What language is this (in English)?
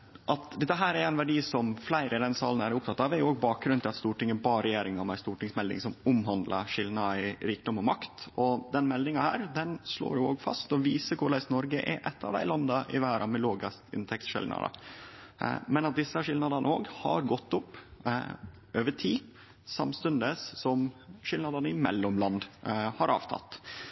Norwegian Nynorsk